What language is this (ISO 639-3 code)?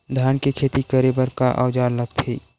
hne